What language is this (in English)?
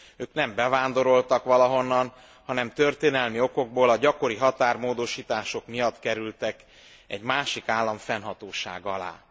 Hungarian